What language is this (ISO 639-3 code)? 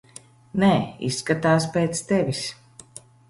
lav